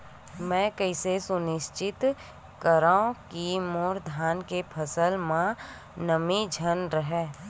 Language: Chhattisgarhi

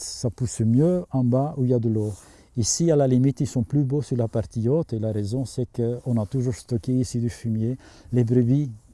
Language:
French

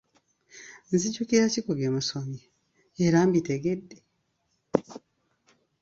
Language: Ganda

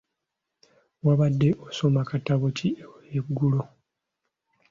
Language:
Ganda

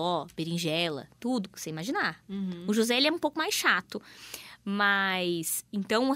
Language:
Portuguese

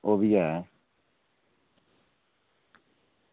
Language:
Dogri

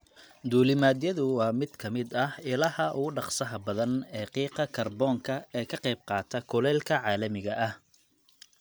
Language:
Somali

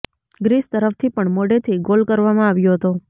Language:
Gujarati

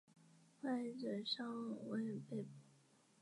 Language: Chinese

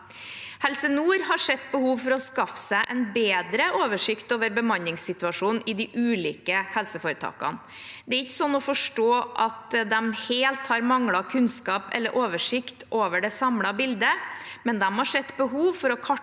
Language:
Norwegian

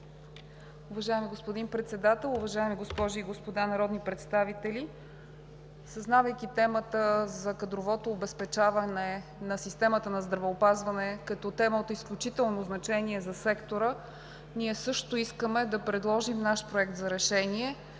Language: Bulgarian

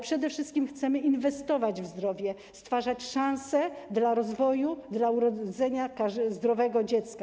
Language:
Polish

